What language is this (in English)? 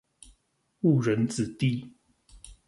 Chinese